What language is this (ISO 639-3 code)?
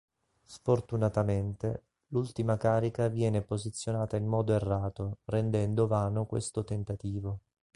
ita